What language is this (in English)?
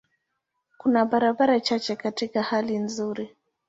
Swahili